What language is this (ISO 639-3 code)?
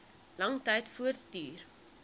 afr